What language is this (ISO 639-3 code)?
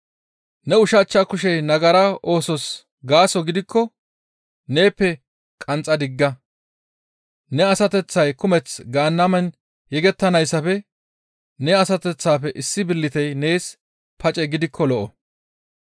gmv